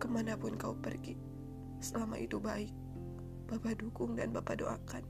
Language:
Indonesian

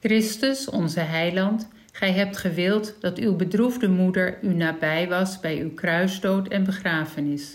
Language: Dutch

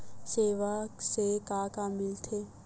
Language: Chhattisgarhi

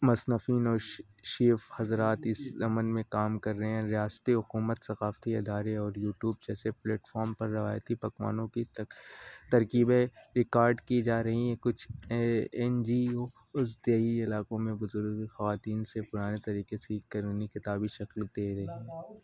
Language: Urdu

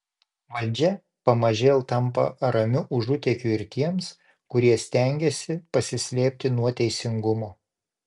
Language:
Lithuanian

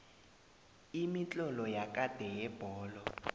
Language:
South Ndebele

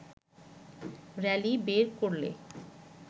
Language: Bangla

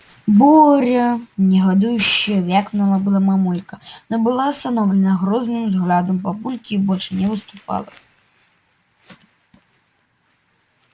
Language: Russian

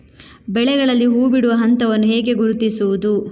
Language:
Kannada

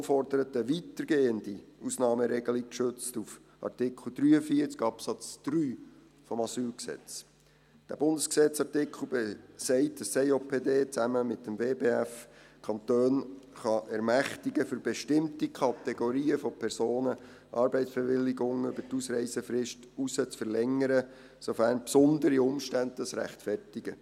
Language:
Swiss German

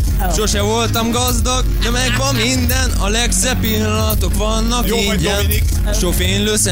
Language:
Hungarian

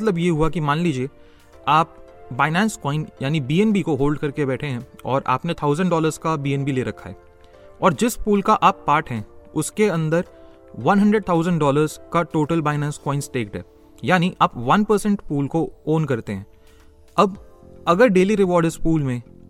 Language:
Hindi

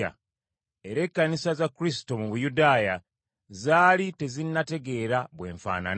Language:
Ganda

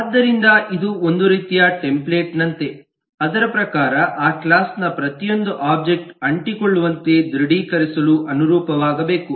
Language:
Kannada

